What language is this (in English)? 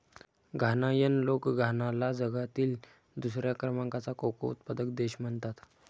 Marathi